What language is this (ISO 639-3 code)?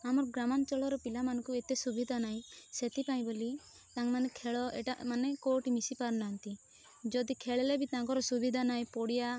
ori